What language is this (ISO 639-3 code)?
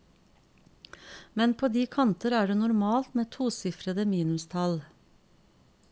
nor